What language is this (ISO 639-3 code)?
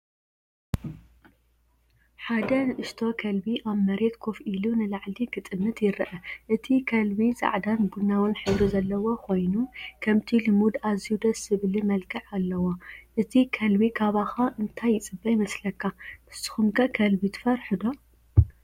tir